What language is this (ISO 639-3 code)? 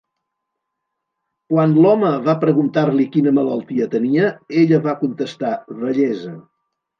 cat